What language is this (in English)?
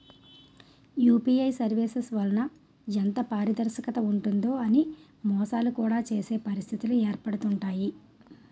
Telugu